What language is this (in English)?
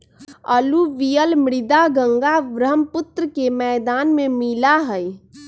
Magahi